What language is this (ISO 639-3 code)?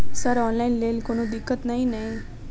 mai